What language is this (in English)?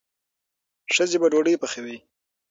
Pashto